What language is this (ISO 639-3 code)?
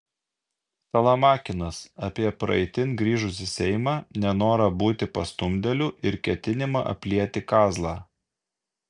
lit